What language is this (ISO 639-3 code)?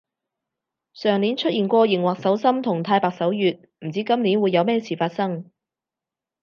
yue